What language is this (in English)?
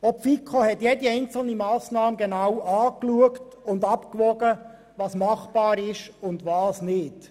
Swiss German